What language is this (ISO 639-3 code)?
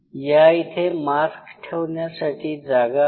mar